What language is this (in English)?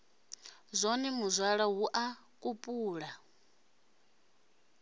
Venda